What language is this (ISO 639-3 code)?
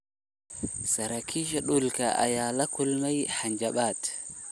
som